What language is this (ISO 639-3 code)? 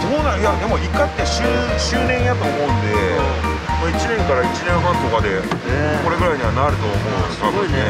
jpn